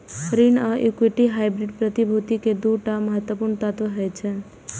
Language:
Maithili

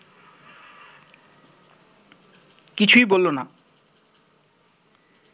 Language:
Bangla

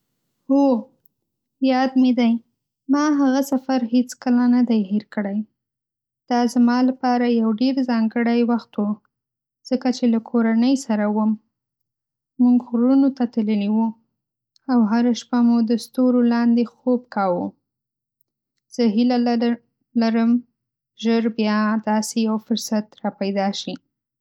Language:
Pashto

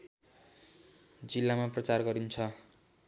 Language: Nepali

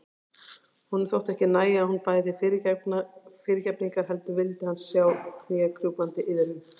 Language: Icelandic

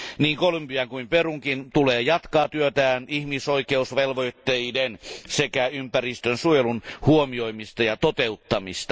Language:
Finnish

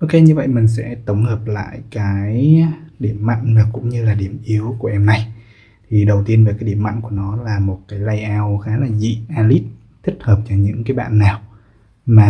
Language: Vietnamese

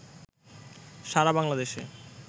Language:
Bangla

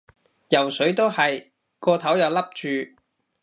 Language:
Cantonese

